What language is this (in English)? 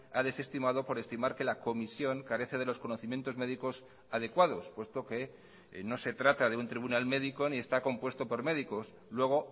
Spanish